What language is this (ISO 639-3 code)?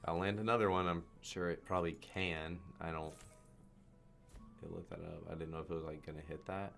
eng